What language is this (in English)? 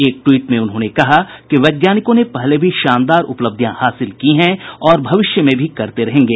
Hindi